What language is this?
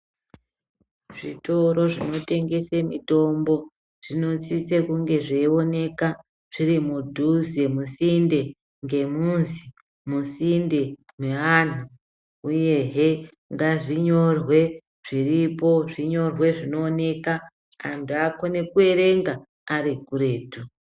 Ndau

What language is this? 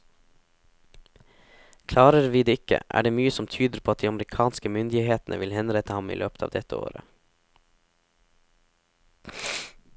Norwegian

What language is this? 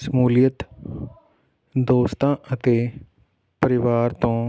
Punjabi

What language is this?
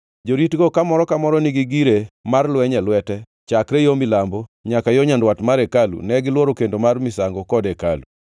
Luo (Kenya and Tanzania)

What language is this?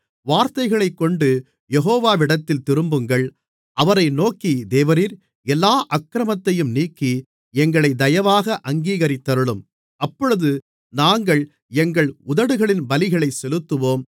Tamil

